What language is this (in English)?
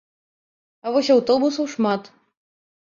Belarusian